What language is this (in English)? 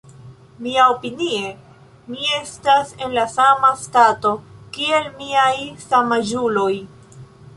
Esperanto